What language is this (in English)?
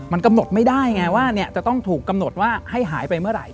Thai